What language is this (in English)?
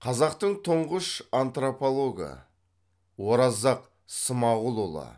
Kazakh